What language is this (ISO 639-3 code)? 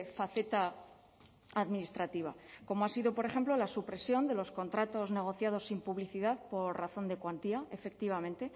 spa